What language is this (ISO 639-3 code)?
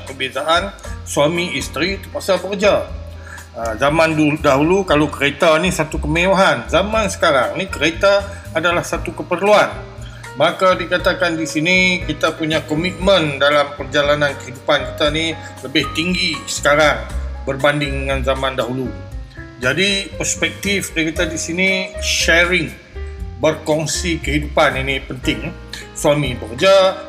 msa